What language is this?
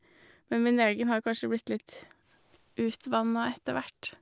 Norwegian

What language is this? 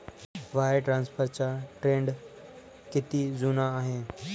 Marathi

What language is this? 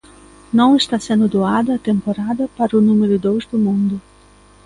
Galician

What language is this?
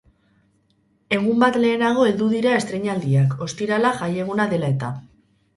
Basque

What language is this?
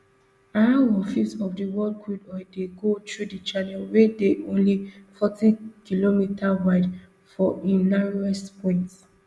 Nigerian Pidgin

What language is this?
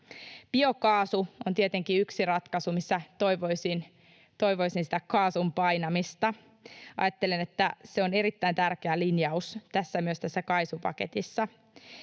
Finnish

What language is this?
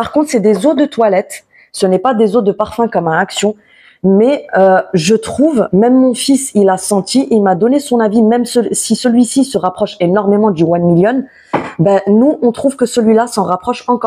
French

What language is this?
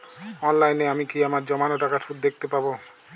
Bangla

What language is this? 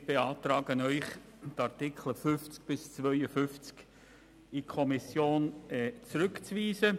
Swiss German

